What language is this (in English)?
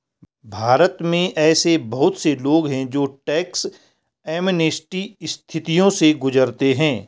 Hindi